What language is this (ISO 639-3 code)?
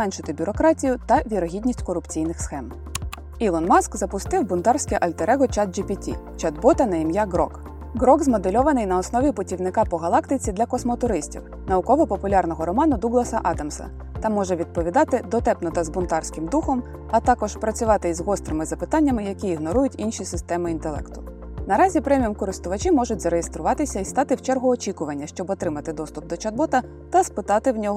ukr